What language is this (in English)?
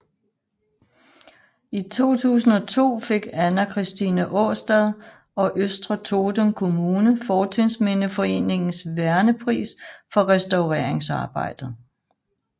Danish